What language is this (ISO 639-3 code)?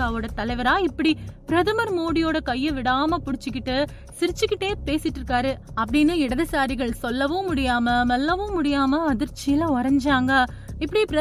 tam